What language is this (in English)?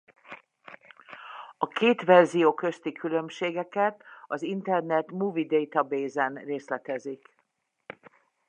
Hungarian